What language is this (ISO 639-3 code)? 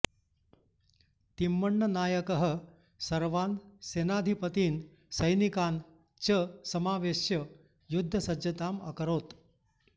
san